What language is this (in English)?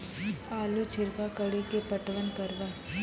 Maithili